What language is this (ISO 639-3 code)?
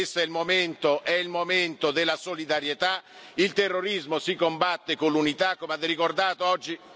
ita